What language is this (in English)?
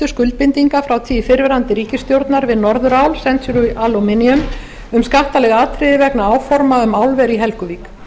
Icelandic